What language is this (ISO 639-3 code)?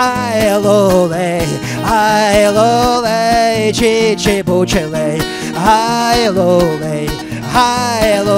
rus